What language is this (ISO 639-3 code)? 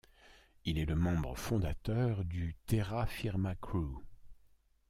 fra